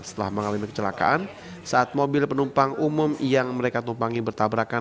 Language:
Indonesian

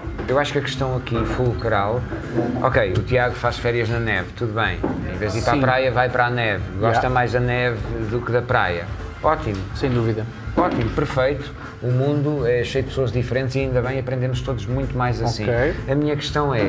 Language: Portuguese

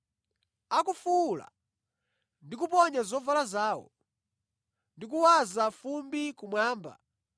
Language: Nyanja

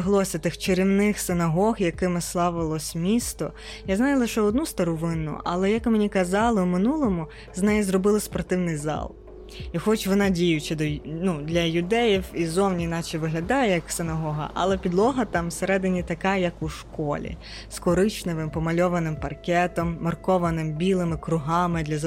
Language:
Ukrainian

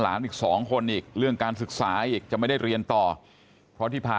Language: Thai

